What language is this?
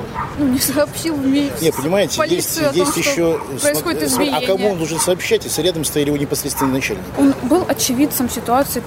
Ukrainian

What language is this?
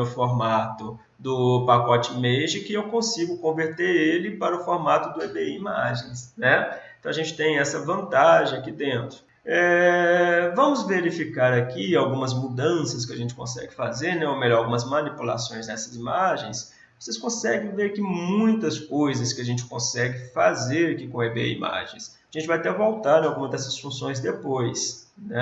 Portuguese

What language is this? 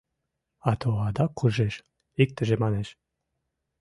Mari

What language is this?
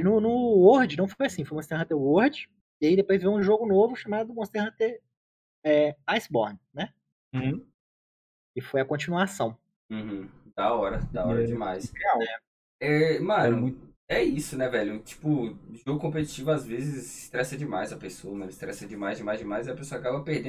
Portuguese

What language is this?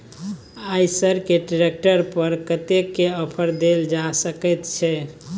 Maithili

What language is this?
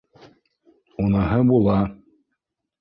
Bashkir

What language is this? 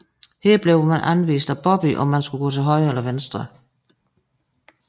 Danish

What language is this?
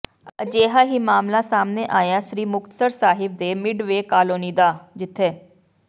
Punjabi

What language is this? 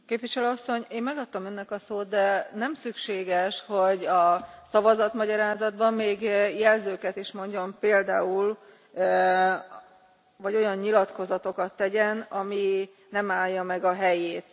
Hungarian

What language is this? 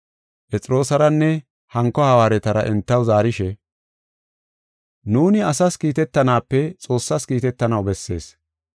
Gofa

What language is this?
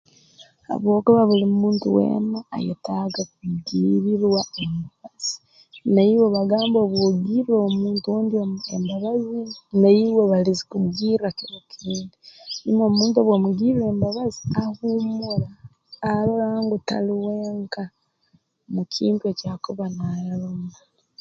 Tooro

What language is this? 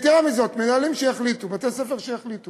Hebrew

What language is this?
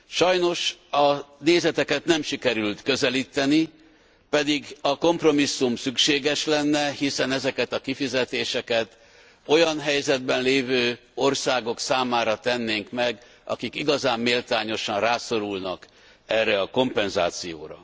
Hungarian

